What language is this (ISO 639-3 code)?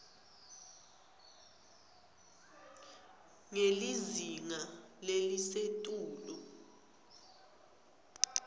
ssw